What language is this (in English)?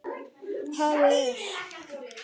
Icelandic